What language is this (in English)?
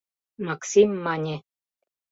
Mari